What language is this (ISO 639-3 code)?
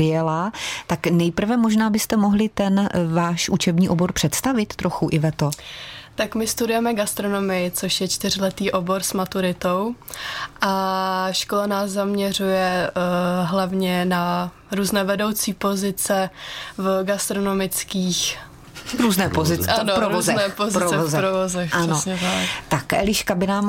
ces